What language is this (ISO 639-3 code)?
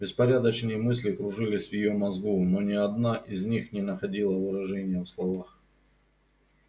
rus